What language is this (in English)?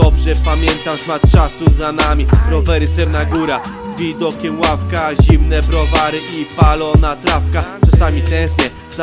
Polish